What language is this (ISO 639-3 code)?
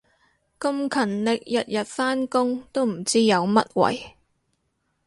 yue